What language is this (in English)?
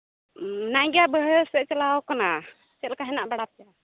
Santali